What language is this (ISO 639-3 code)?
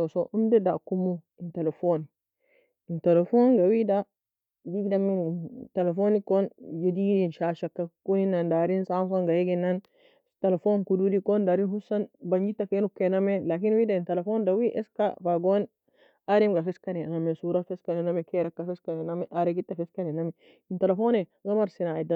fia